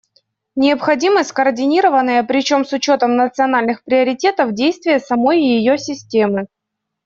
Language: Russian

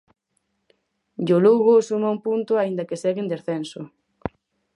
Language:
Galician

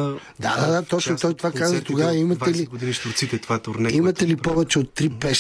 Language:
Bulgarian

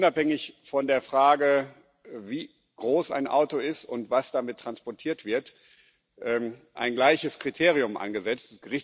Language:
German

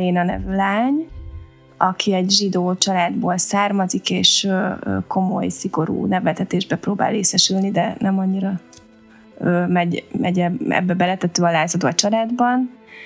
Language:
Hungarian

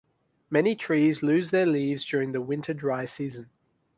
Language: English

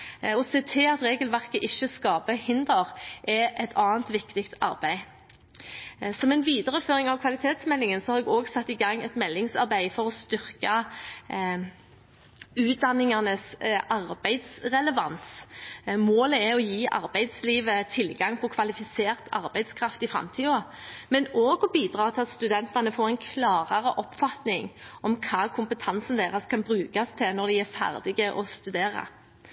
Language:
Norwegian Bokmål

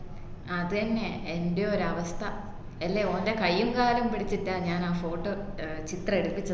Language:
Malayalam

